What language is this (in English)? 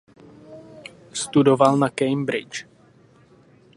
Czech